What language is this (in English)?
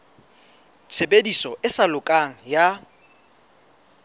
Southern Sotho